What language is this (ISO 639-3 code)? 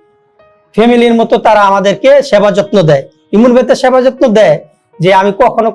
ind